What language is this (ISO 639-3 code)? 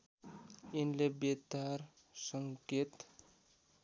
nep